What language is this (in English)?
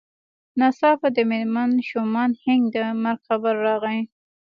Pashto